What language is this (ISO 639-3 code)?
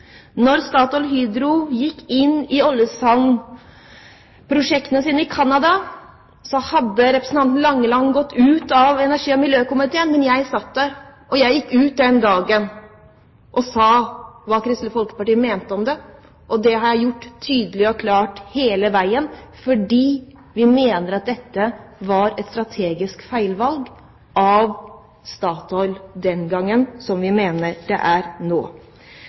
nob